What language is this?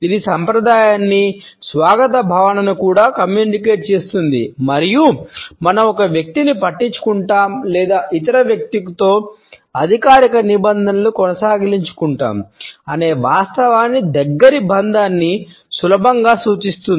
Telugu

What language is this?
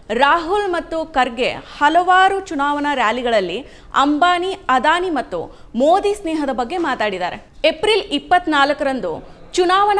Kannada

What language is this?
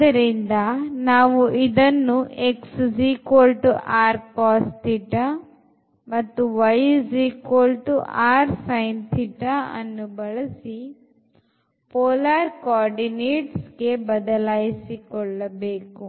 Kannada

